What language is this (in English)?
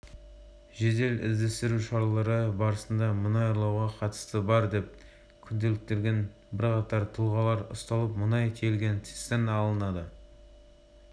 Kazakh